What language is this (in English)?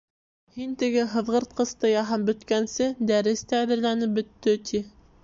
Bashkir